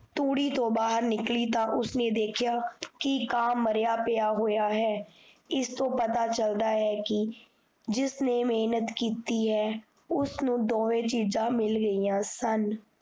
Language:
Punjabi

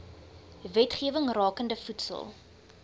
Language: Afrikaans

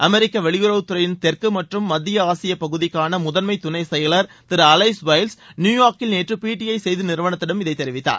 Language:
Tamil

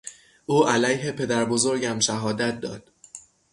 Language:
Persian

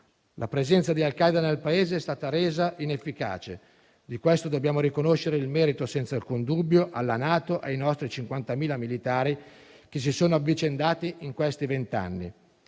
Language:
Italian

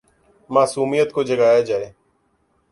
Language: Urdu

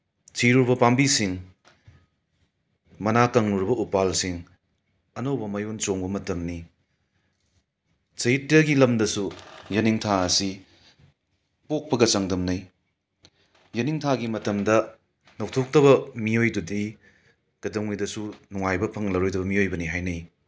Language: Manipuri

